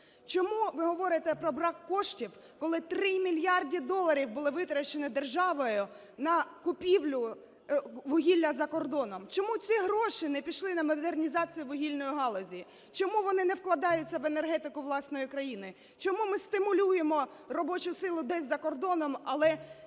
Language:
Ukrainian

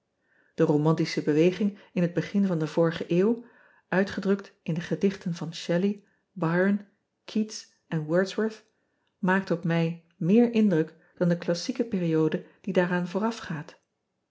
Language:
Dutch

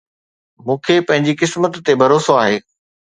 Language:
Sindhi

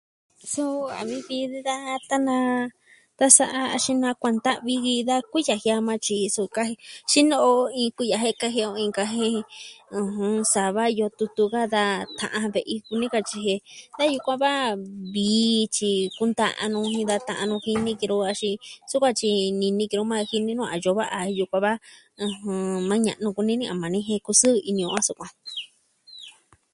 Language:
Southwestern Tlaxiaco Mixtec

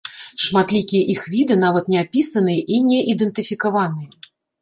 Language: Belarusian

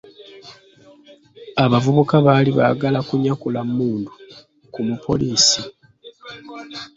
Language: Ganda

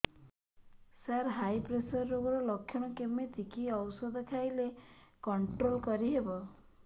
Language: Odia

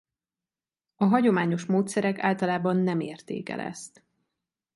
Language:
Hungarian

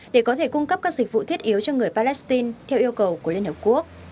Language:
Vietnamese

